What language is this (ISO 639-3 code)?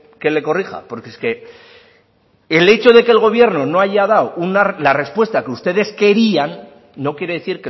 spa